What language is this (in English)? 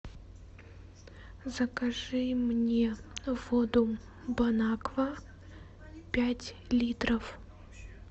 Russian